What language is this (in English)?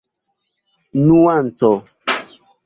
Esperanto